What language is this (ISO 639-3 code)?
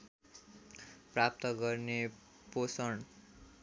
nep